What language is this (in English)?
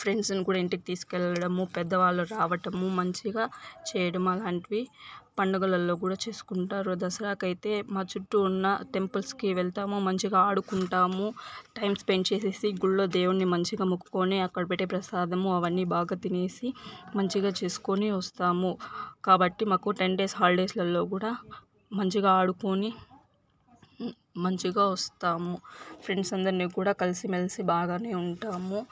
Telugu